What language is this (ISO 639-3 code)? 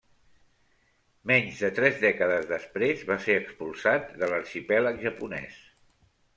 cat